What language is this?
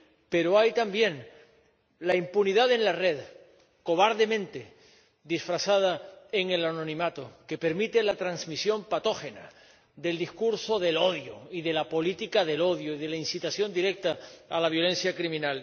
Spanish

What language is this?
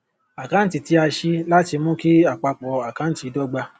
Yoruba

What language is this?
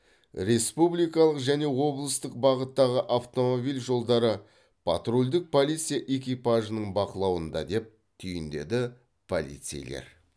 Kazakh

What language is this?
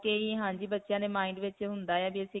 Punjabi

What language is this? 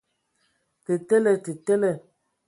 Ewondo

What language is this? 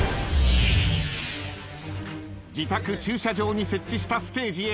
Japanese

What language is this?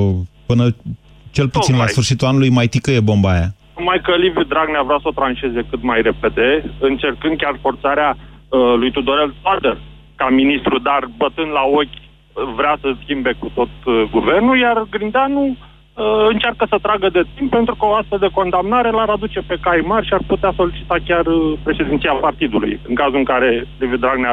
Romanian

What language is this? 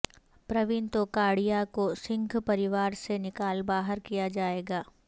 Urdu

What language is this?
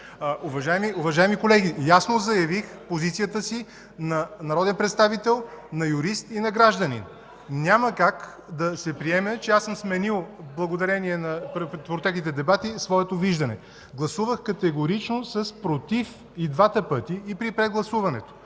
Bulgarian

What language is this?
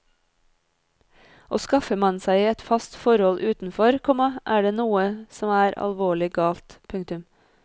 Norwegian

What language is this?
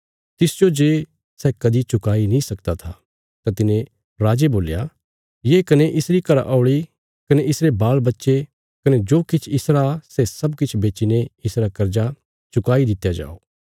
Bilaspuri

